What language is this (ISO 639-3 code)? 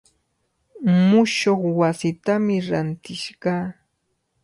qvl